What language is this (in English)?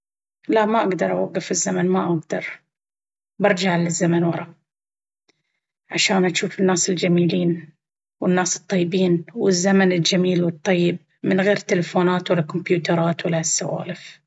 Baharna Arabic